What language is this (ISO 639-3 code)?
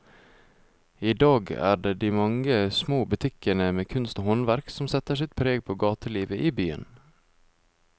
nor